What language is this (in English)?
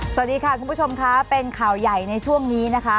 Thai